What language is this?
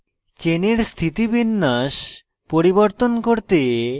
Bangla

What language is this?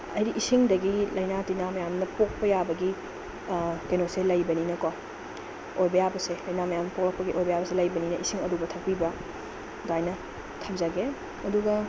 Manipuri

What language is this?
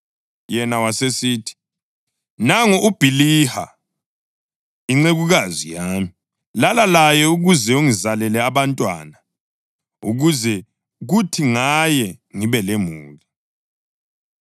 North Ndebele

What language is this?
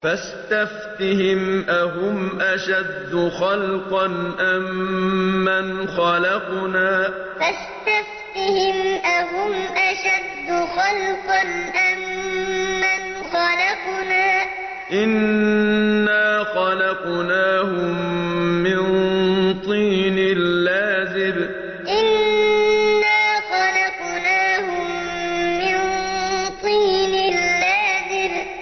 Arabic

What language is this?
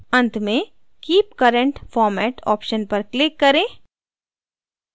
Hindi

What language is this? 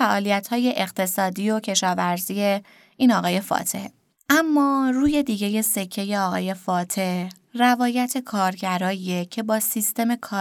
Persian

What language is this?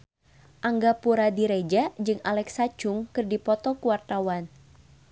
Sundanese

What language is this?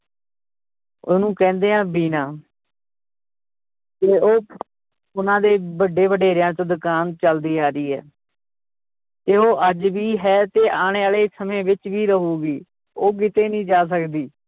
Punjabi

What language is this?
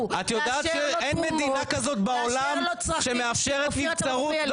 Hebrew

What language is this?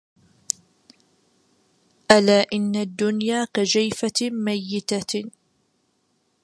Arabic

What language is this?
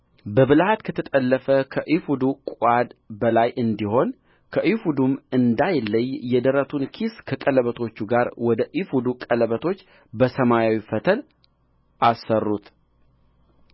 Amharic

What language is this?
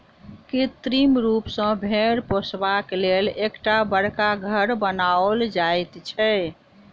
Maithili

